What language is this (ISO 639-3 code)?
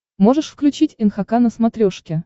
rus